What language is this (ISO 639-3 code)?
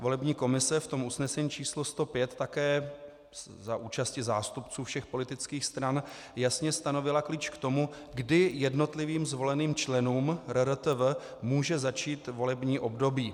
ces